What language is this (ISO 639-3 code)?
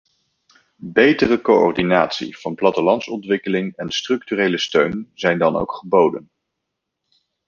nld